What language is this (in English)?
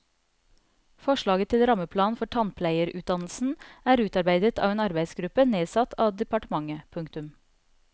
Norwegian